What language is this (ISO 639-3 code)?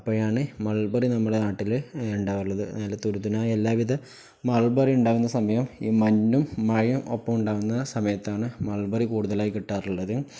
mal